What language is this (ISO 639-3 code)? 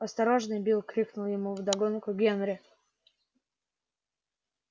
rus